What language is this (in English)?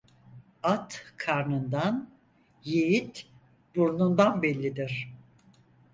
Turkish